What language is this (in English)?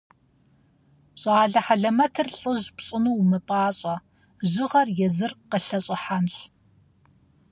Kabardian